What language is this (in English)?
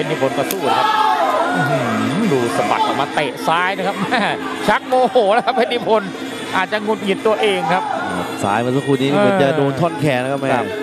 Thai